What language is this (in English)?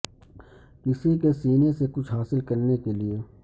Urdu